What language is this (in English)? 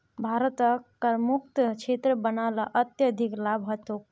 Magahi